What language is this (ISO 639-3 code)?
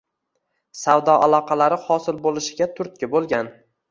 uzb